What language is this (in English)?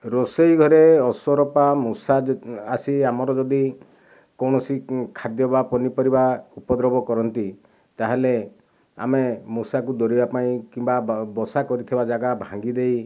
Odia